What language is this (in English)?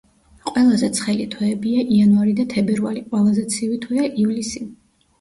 Georgian